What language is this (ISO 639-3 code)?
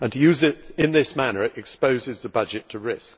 eng